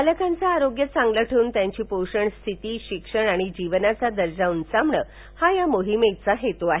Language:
Marathi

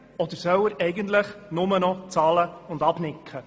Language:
Swiss German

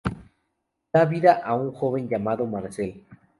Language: Spanish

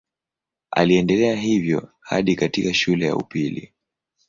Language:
Swahili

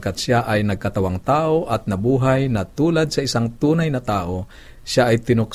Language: Filipino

